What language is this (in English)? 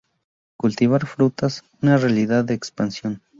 Spanish